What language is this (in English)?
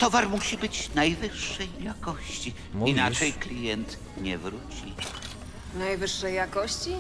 Polish